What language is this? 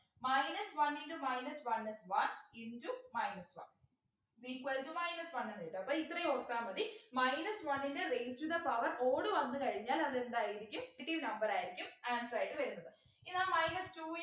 Malayalam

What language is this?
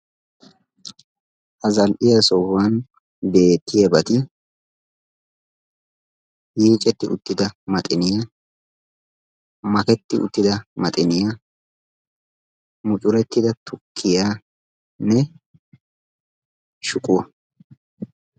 Wolaytta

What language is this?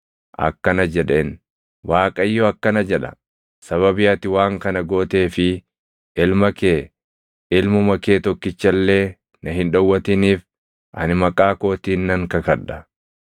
Oromo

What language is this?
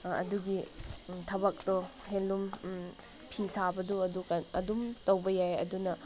Manipuri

